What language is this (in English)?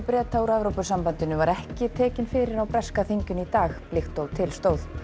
Icelandic